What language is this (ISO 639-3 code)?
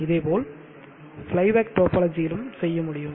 tam